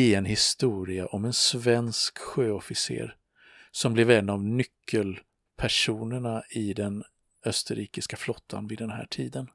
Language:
Swedish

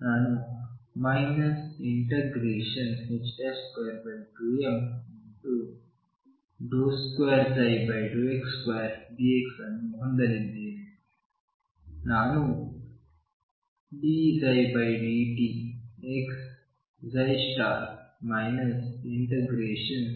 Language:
Kannada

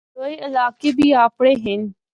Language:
Northern Hindko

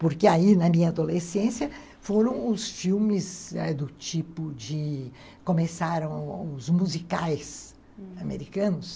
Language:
Portuguese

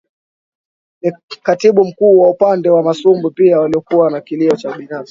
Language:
Swahili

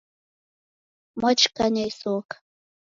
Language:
Taita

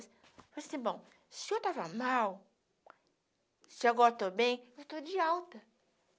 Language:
Portuguese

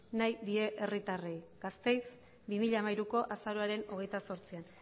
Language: Basque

